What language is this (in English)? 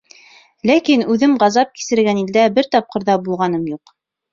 Bashkir